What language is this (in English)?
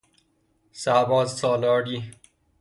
Persian